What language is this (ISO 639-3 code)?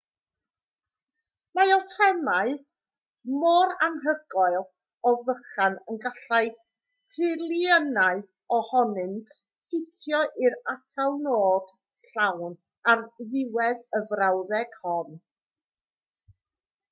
cym